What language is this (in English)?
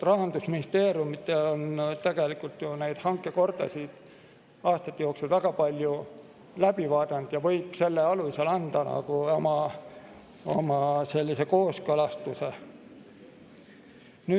Estonian